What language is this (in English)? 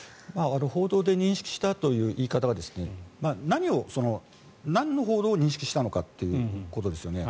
Japanese